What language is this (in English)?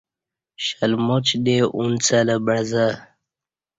Kati